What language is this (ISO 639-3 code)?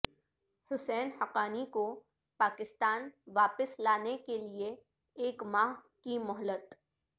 urd